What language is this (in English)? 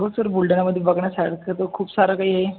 Marathi